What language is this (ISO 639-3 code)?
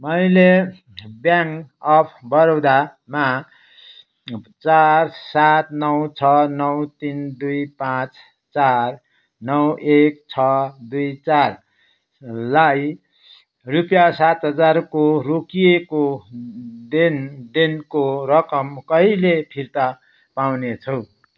nep